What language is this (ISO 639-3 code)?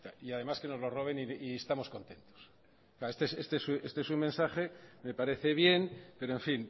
spa